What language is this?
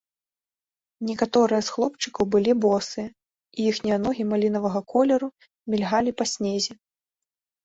Belarusian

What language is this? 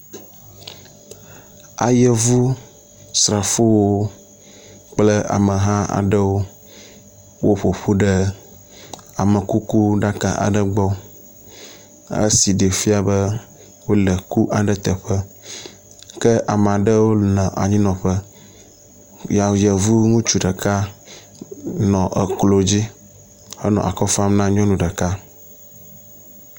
Ewe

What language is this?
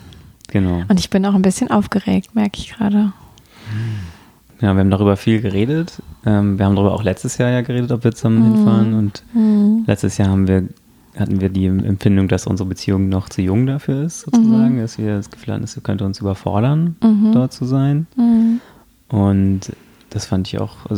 German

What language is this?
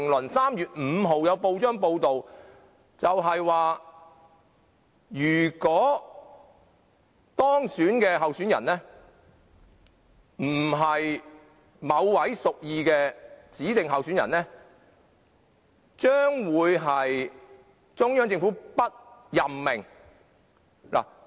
Cantonese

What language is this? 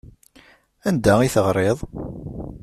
Kabyle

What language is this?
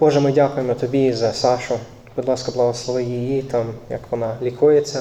Ukrainian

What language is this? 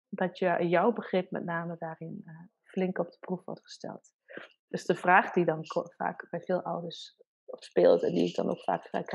Dutch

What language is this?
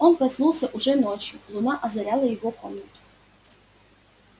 Russian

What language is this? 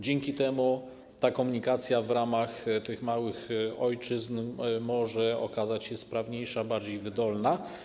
Polish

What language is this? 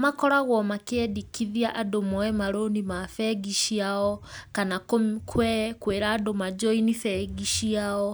Kikuyu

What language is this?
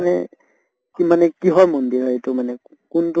Assamese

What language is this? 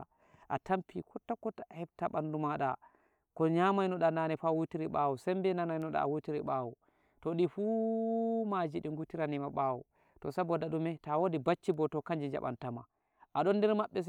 Nigerian Fulfulde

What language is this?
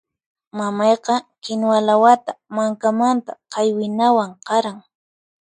Puno Quechua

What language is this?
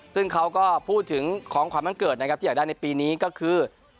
Thai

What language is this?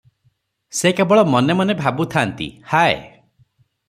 Odia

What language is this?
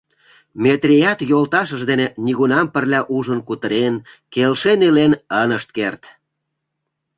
Mari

